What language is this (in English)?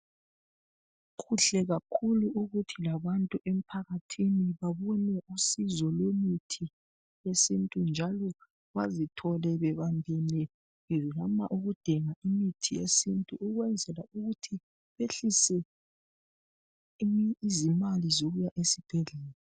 North Ndebele